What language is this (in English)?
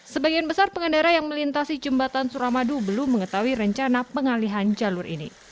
Indonesian